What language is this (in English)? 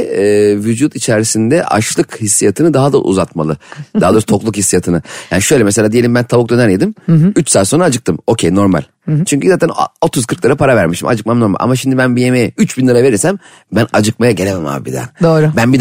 Turkish